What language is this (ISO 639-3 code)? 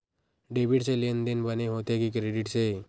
hne